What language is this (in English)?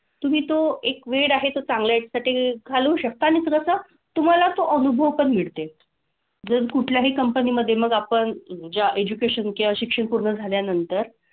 Marathi